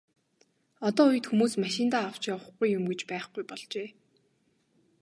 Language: Mongolian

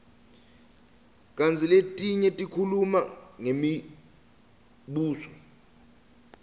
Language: Swati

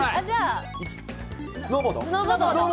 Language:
Japanese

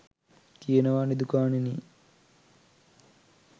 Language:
Sinhala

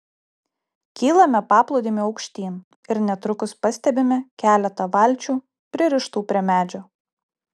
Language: Lithuanian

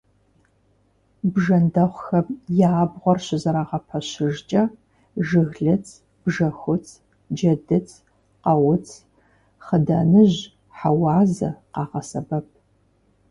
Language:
Kabardian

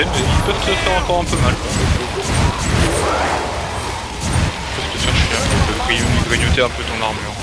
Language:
French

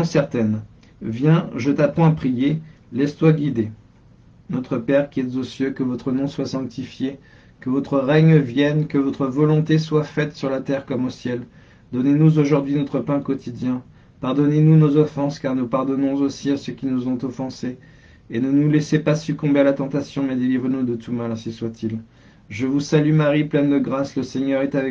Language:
French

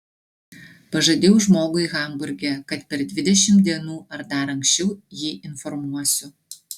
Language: Lithuanian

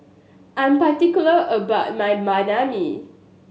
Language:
English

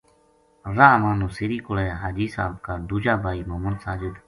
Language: Gujari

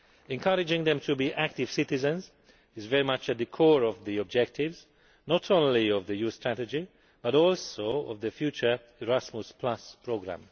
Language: English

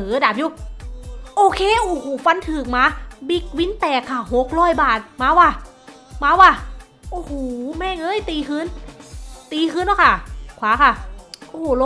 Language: Thai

